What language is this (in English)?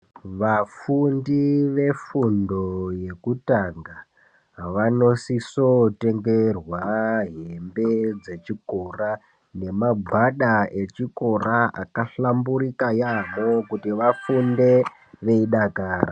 Ndau